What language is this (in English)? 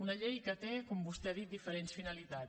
Catalan